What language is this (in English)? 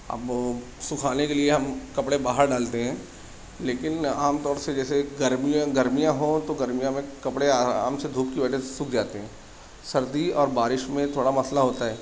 Urdu